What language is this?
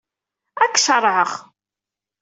Kabyle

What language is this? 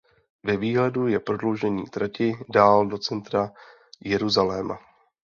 Czech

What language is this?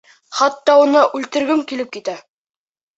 Bashkir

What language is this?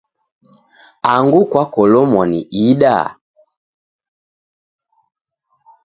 Taita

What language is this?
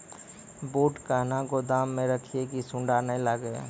Maithili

